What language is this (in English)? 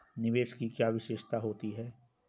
Hindi